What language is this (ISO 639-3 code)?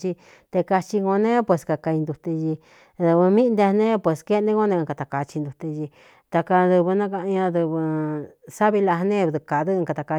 xtu